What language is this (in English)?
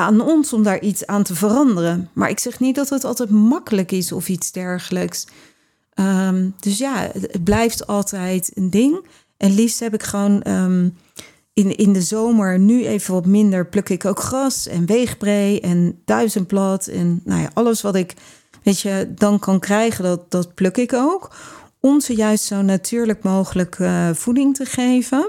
Dutch